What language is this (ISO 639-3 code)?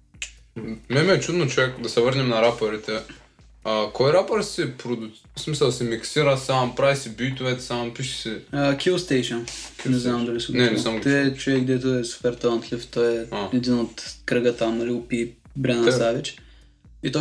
bul